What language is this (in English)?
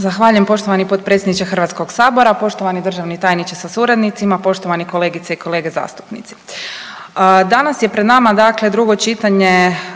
Croatian